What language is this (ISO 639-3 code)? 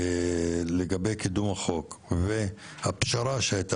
heb